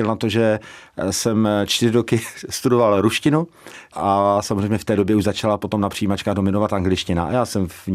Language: Czech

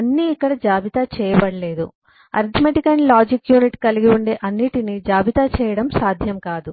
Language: Telugu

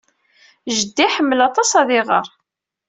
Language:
Kabyle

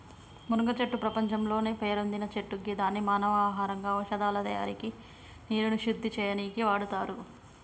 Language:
Telugu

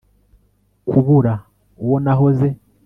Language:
Kinyarwanda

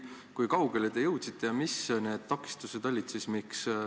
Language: Estonian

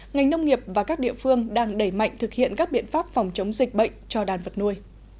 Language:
Vietnamese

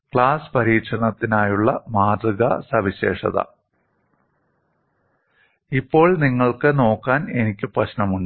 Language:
Malayalam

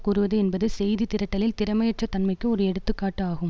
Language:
Tamil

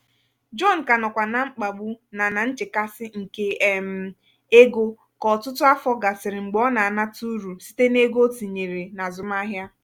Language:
Igbo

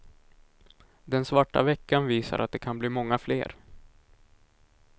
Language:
Swedish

